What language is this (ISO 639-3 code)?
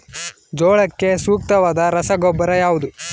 kan